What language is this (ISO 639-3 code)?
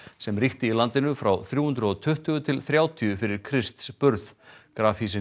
isl